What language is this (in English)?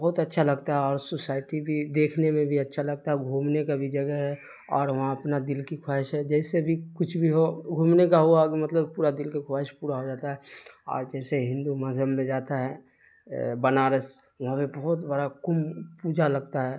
Urdu